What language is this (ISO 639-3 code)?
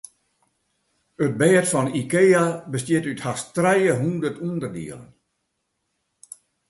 fry